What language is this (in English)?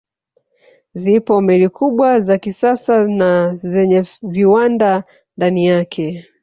Swahili